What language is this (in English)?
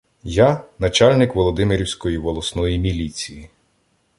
Ukrainian